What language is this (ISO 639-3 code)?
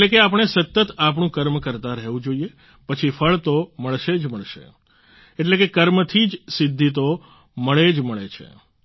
guj